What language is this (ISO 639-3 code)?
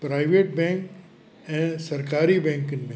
snd